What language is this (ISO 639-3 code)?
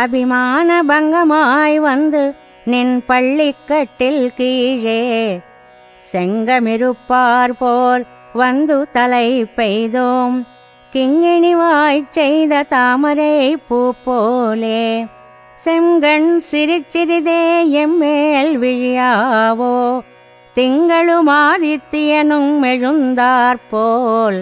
tel